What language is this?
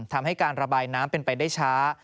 Thai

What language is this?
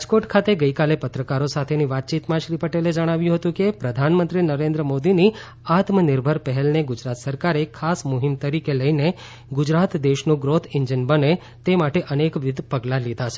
Gujarati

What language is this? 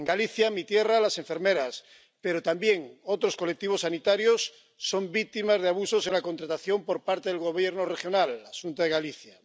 Spanish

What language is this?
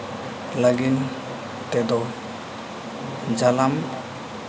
Santali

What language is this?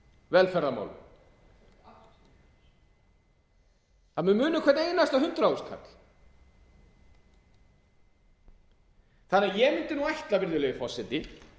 Icelandic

